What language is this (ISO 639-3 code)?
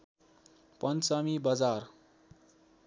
nep